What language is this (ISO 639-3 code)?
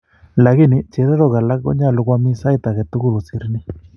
kln